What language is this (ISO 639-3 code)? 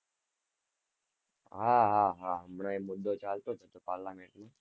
guj